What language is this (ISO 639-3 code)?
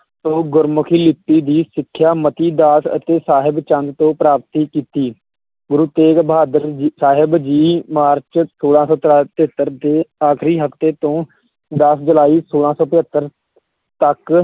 pan